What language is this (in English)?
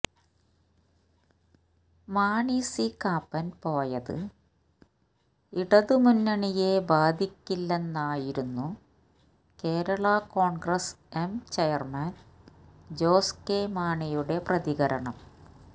Malayalam